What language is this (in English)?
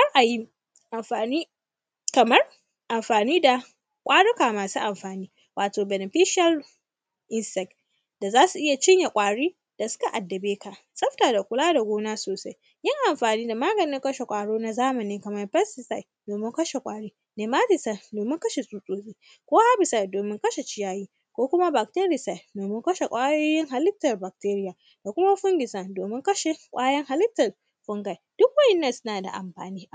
Hausa